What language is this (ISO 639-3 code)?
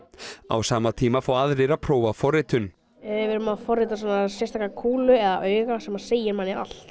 isl